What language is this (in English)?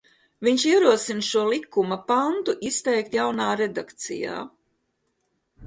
Latvian